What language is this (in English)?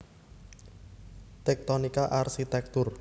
Javanese